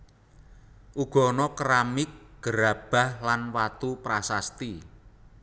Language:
Javanese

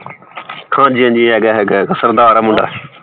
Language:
Punjabi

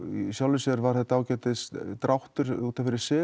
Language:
Icelandic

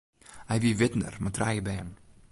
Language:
Western Frisian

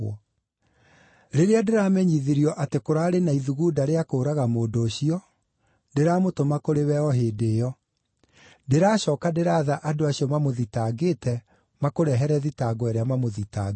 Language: Kikuyu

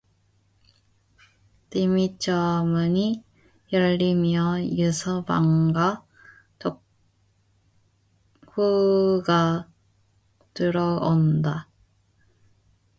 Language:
Korean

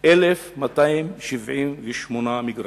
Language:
Hebrew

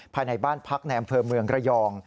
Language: Thai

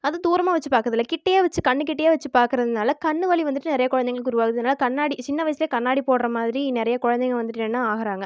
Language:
Tamil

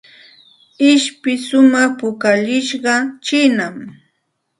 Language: Santa Ana de Tusi Pasco Quechua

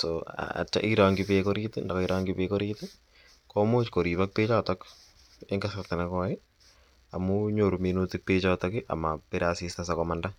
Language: Kalenjin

